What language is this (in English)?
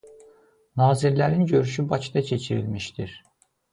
Azerbaijani